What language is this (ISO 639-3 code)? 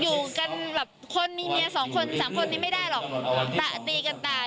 tha